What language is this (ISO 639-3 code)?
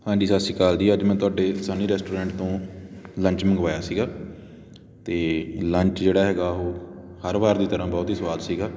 pan